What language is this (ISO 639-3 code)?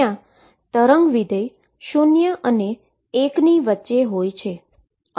guj